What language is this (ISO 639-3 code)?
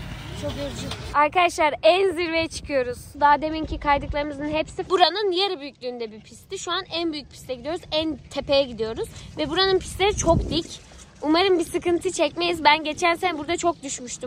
tur